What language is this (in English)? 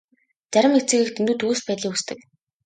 Mongolian